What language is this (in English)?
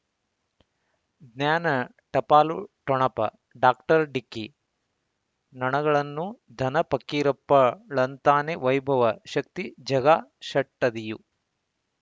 Kannada